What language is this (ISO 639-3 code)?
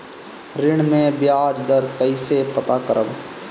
bho